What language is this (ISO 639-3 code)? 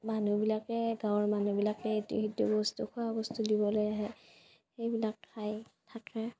asm